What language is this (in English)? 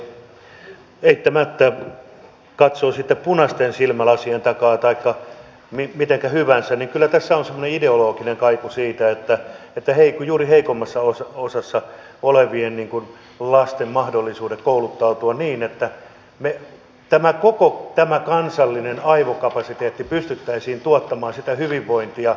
Finnish